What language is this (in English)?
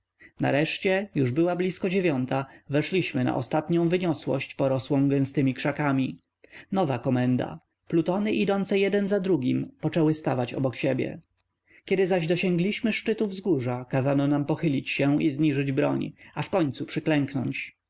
Polish